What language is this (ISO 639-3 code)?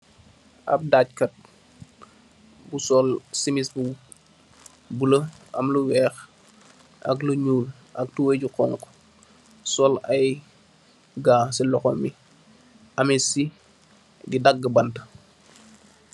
wol